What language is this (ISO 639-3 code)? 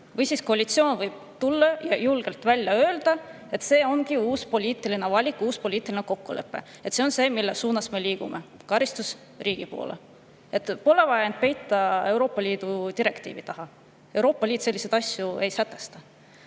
est